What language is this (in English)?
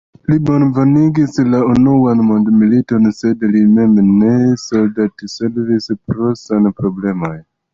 Esperanto